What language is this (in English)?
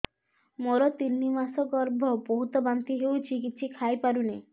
Odia